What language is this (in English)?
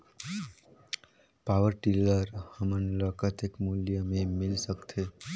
Chhattisgarhi